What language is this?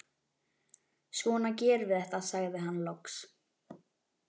Icelandic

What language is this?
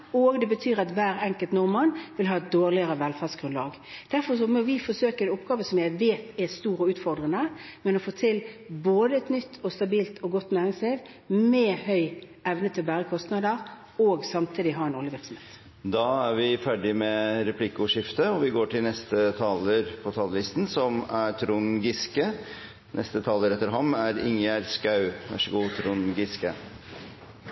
Norwegian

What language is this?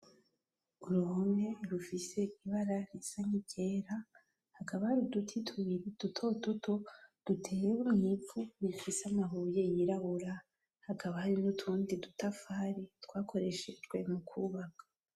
Rundi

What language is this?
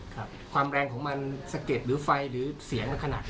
Thai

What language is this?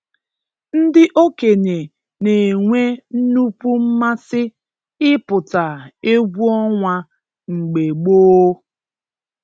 Igbo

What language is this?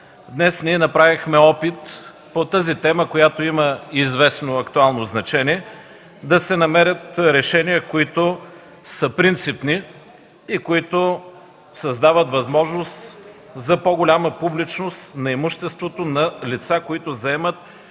Bulgarian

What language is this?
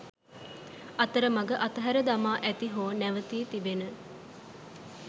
Sinhala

